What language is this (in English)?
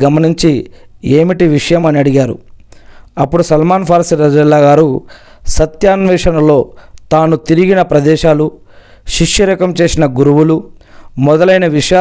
Telugu